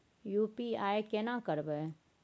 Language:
Maithili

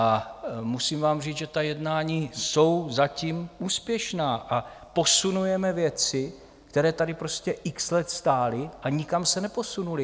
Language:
Czech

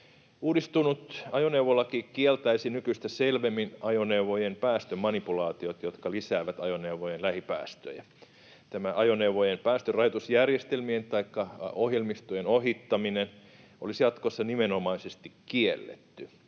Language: Finnish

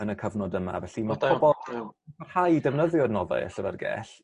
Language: Welsh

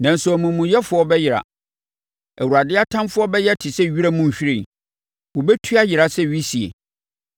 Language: Akan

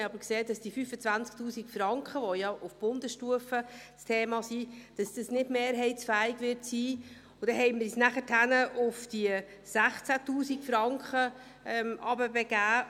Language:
Swiss German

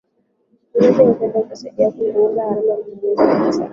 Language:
Swahili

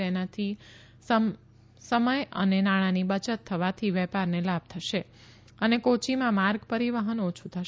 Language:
Gujarati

